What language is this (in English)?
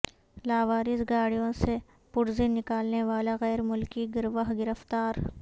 Urdu